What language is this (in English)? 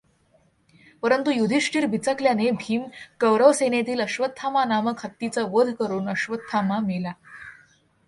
Marathi